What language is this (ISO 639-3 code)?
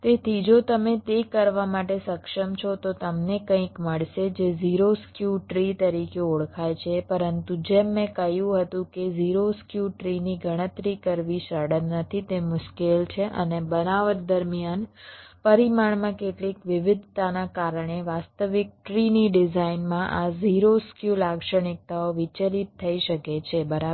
guj